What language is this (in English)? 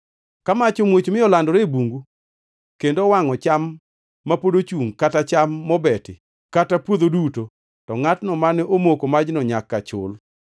Luo (Kenya and Tanzania)